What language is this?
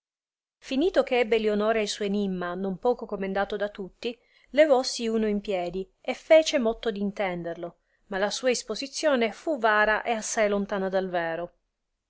Italian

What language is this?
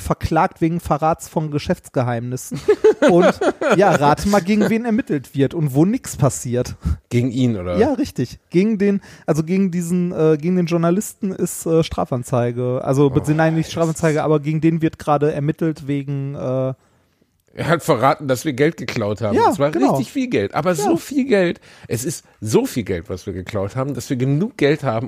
German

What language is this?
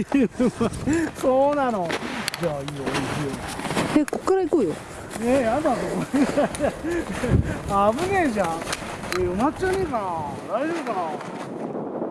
Japanese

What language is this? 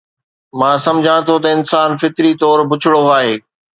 Sindhi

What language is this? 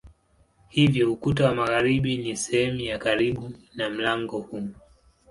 Swahili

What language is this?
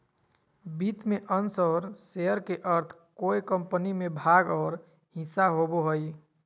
Magahi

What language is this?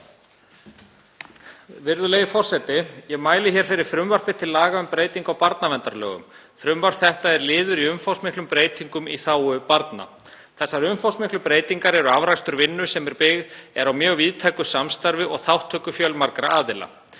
Icelandic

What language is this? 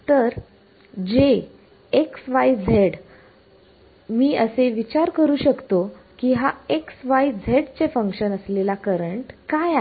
Marathi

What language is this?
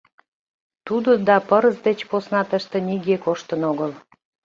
Mari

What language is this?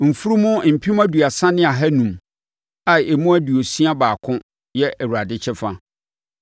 Akan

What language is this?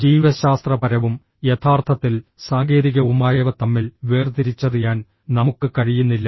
Malayalam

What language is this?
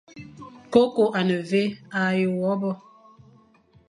Fang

